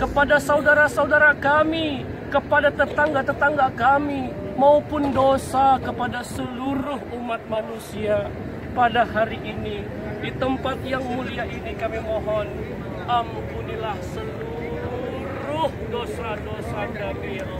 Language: Vietnamese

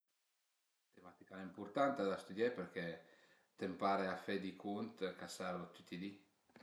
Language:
Piedmontese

